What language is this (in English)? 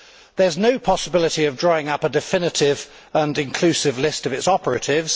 English